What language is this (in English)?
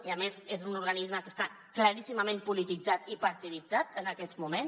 Catalan